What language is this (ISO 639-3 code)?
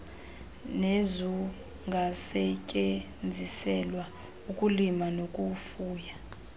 xho